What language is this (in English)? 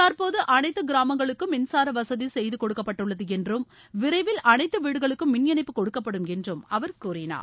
Tamil